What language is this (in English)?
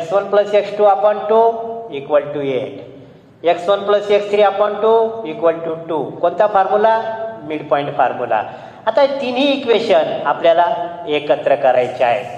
Indonesian